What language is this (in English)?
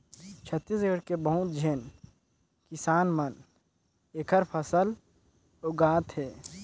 Chhattisgarhi